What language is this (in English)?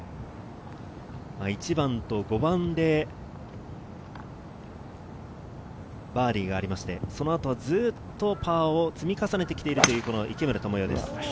Japanese